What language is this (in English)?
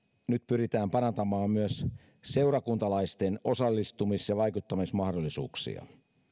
Finnish